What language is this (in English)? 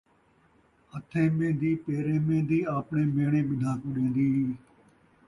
Saraiki